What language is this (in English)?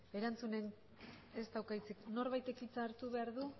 Basque